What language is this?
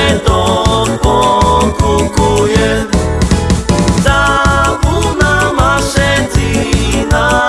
Slovak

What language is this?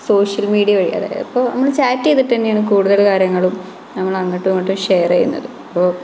Malayalam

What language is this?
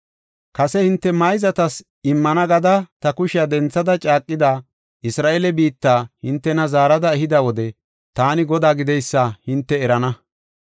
Gofa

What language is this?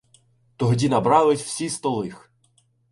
Ukrainian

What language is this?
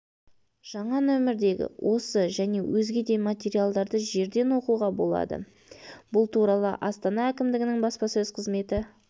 Kazakh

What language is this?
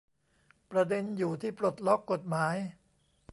Thai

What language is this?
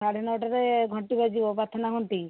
Odia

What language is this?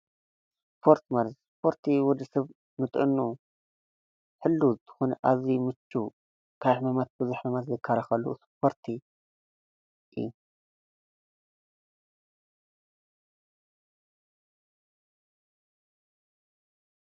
Tigrinya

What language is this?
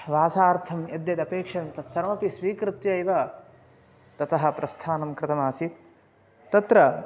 Sanskrit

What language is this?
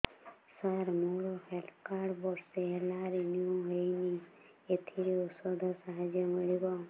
Odia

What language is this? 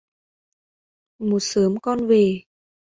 Vietnamese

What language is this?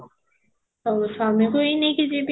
Odia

